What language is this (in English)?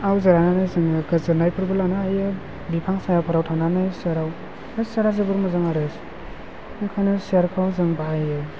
Bodo